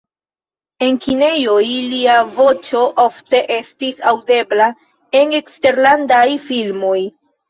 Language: Esperanto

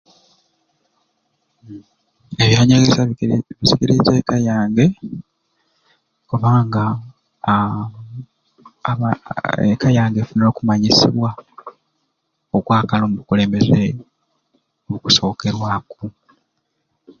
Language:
Ruuli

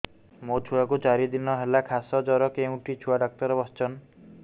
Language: Odia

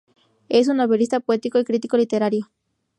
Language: Spanish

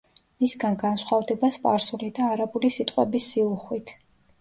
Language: Georgian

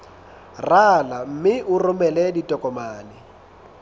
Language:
Southern Sotho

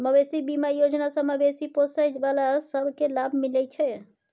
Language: Maithili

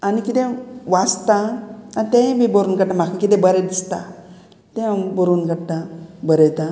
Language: Konkani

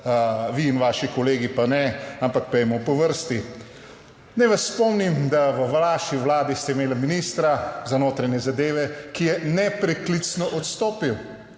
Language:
Slovenian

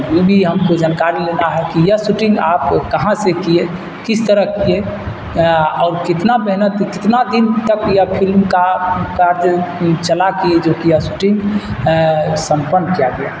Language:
Urdu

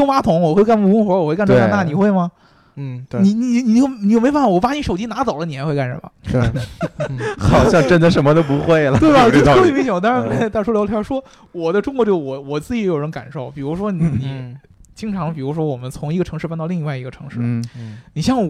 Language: Chinese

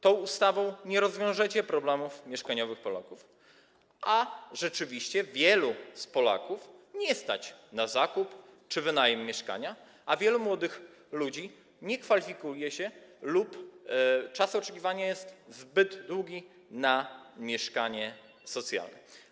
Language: Polish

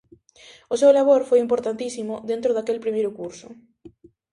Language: Galician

